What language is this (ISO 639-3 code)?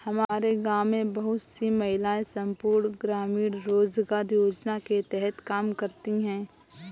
hin